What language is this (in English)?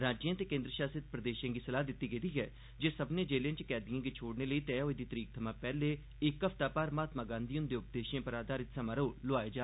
Dogri